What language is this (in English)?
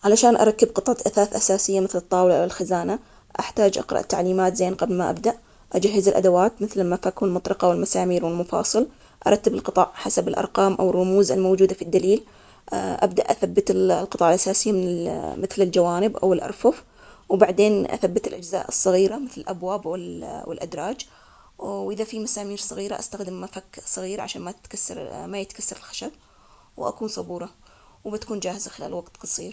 Omani Arabic